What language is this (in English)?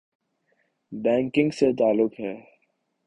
Urdu